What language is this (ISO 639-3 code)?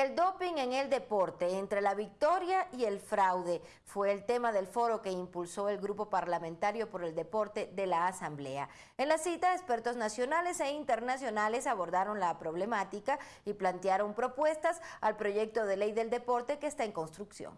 spa